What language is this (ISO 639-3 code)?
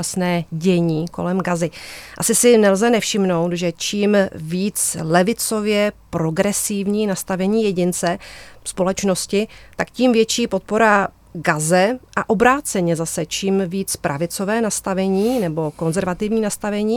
ces